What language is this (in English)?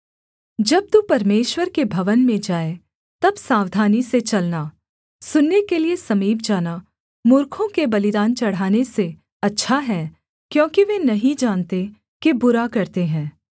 Hindi